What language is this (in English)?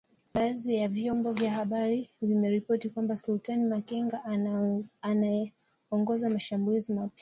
Swahili